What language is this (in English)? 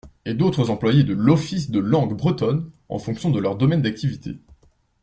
French